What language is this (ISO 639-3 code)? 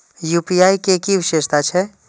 mai